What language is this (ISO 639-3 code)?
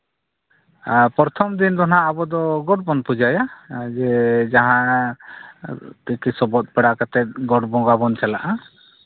sat